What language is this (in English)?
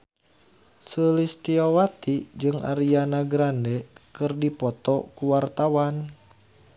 Sundanese